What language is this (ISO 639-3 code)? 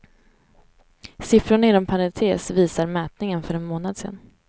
swe